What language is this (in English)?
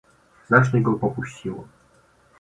Polish